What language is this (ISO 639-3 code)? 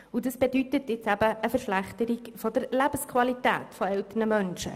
gsw